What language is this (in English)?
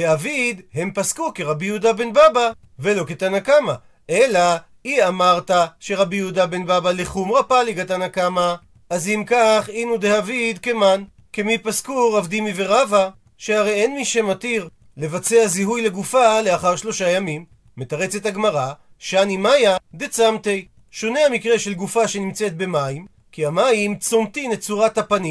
Hebrew